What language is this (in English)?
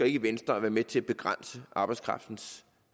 Danish